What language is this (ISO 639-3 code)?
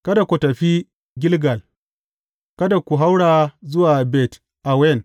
hau